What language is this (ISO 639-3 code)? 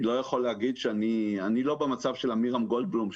heb